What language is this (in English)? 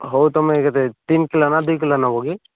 Odia